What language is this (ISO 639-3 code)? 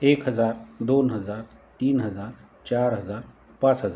mar